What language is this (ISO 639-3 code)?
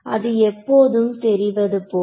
tam